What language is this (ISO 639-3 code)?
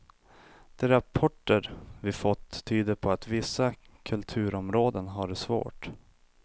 swe